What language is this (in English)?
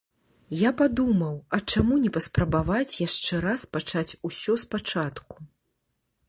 Belarusian